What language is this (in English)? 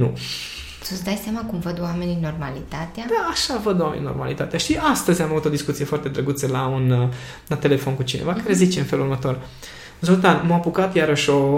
Romanian